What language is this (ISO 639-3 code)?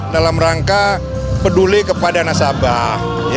ind